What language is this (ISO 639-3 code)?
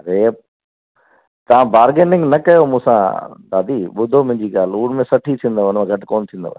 snd